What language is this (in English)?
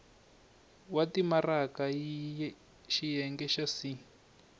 Tsonga